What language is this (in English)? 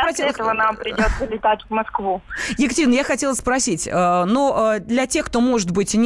Russian